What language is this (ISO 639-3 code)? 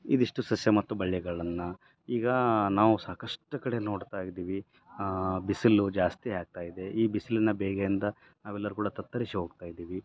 kan